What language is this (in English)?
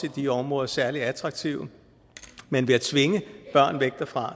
Danish